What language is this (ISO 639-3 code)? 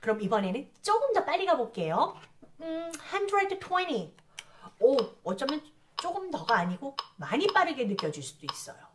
kor